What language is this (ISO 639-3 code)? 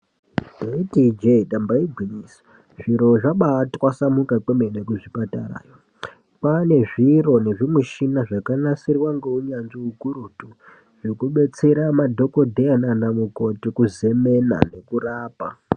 ndc